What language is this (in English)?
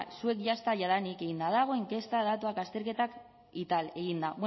Basque